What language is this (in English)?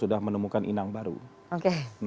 Indonesian